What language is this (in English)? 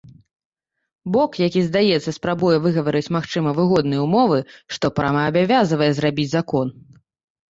Belarusian